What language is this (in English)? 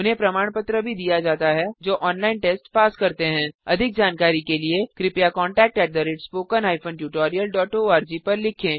Hindi